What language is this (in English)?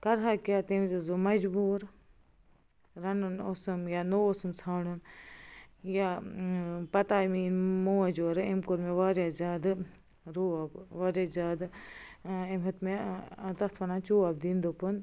Kashmiri